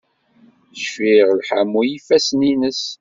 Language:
Kabyle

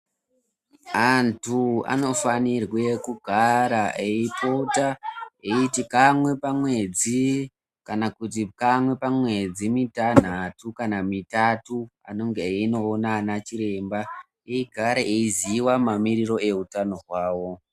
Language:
Ndau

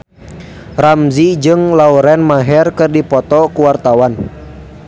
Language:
Sundanese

